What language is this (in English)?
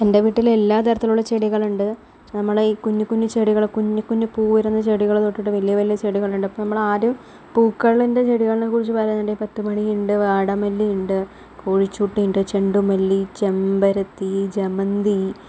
Malayalam